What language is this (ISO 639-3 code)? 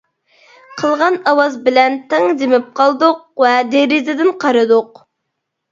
uig